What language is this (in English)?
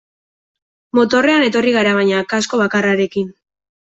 Basque